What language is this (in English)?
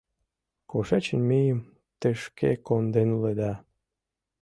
Mari